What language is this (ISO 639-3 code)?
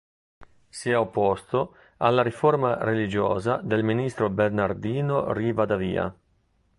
ita